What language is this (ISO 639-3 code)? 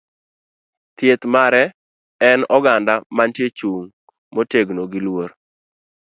luo